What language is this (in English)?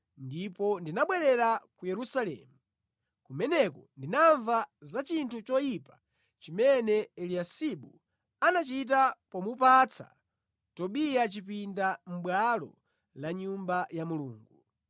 Nyanja